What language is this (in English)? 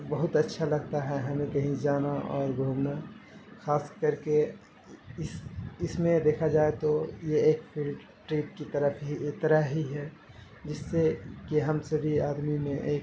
Urdu